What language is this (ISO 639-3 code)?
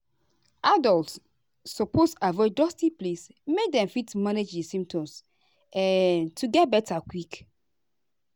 pcm